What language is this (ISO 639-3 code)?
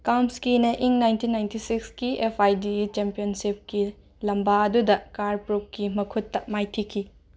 mni